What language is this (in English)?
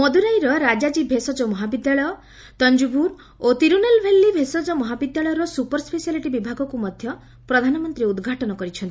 Odia